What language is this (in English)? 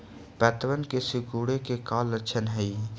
Magahi